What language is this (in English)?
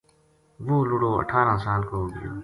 Gujari